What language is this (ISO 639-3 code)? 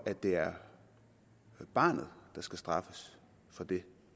dan